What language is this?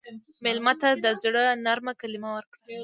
Pashto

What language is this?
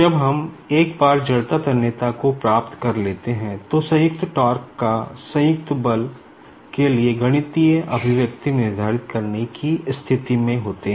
Hindi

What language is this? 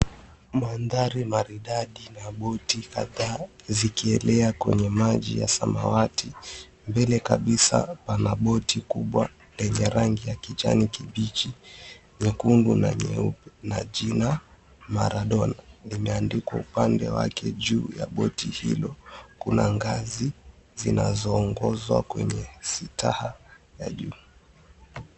Swahili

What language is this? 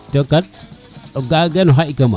Serer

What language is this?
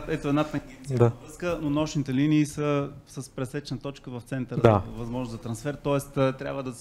Bulgarian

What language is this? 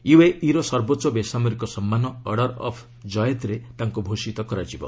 Odia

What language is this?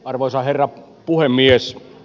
Finnish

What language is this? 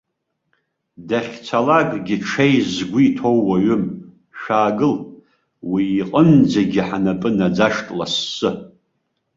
Abkhazian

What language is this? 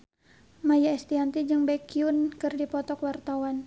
Sundanese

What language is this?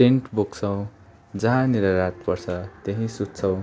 Nepali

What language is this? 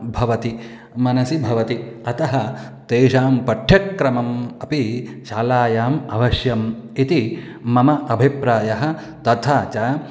Sanskrit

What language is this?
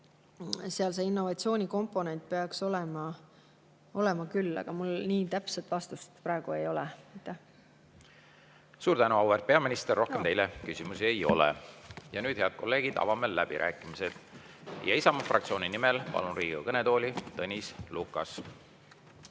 Estonian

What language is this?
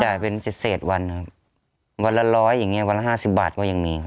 Thai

